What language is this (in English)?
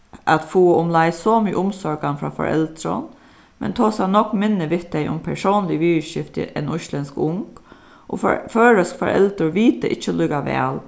Faroese